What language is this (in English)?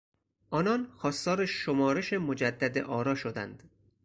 Persian